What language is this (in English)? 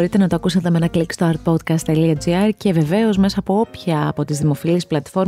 Greek